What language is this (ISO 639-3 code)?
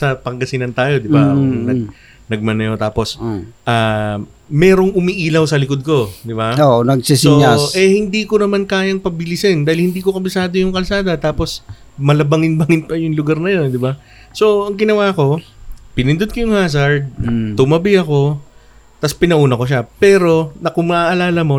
fil